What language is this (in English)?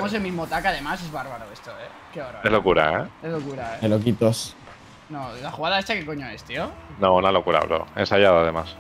Spanish